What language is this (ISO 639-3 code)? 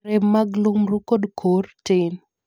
luo